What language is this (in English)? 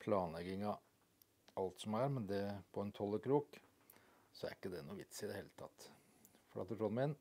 Norwegian